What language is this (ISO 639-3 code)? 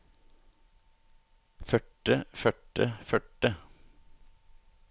nor